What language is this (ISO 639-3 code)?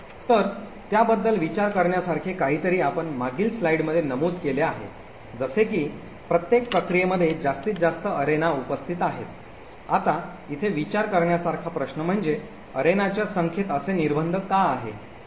mar